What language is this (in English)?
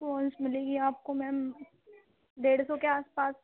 Urdu